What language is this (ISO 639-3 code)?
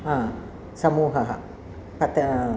san